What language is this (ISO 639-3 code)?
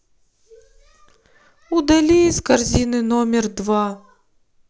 rus